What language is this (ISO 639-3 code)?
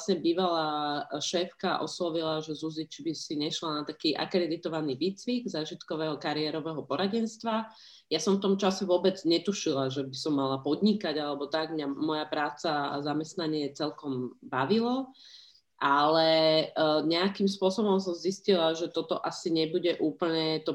slk